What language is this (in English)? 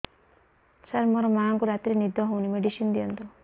Odia